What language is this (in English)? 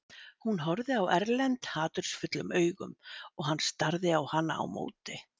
Icelandic